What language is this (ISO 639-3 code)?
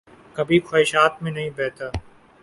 urd